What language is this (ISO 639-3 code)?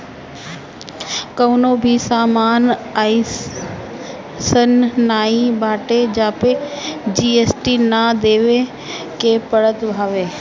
bho